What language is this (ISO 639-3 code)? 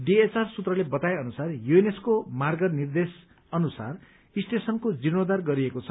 nep